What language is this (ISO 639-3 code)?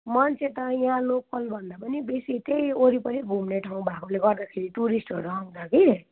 nep